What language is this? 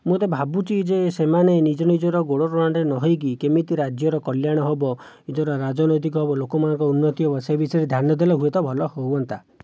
Odia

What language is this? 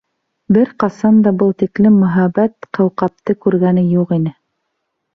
Bashkir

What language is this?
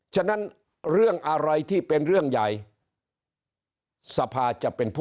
Thai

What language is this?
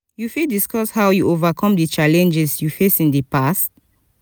Nigerian Pidgin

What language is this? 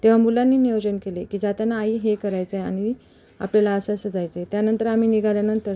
Marathi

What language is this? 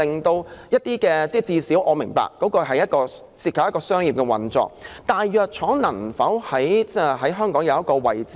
Cantonese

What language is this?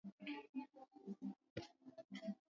Swahili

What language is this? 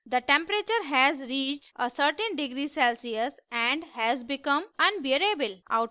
Hindi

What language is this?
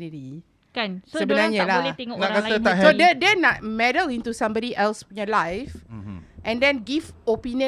Malay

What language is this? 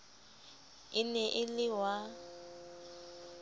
Southern Sotho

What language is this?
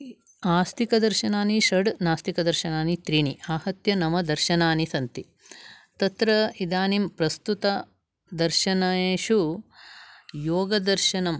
Sanskrit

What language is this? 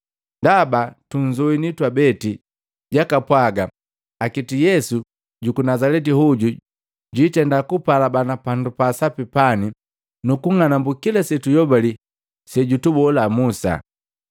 Matengo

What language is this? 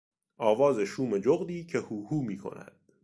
Persian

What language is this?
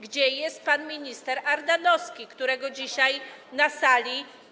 Polish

